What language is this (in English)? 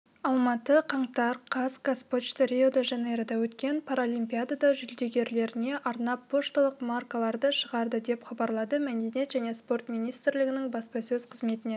Kazakh